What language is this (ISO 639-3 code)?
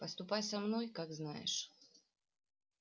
rus